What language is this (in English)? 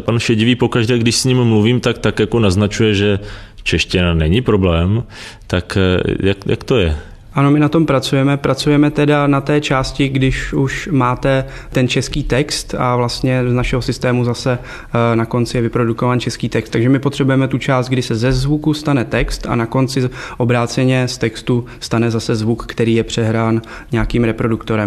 Czech